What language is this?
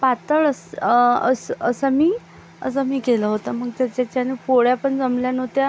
Marathi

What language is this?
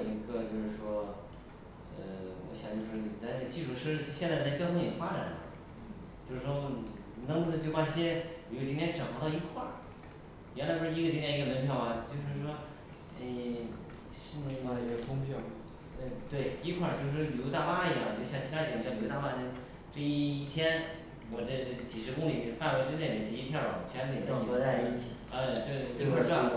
Chinese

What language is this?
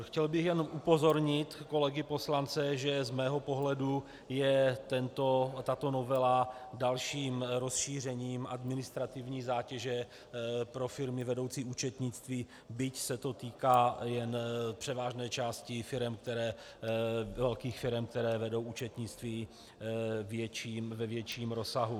Czech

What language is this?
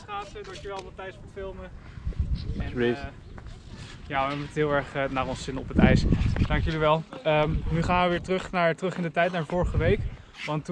Dutch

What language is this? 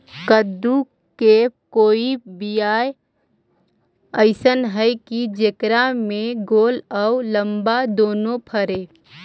Magahi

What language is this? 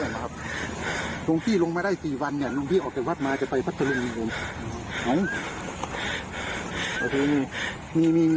Thai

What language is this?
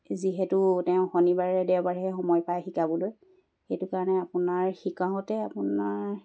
Assamese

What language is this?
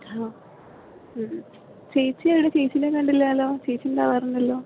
Malayalam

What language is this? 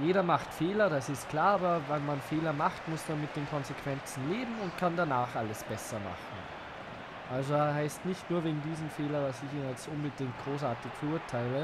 German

